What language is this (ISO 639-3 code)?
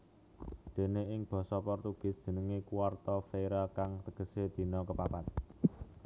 jav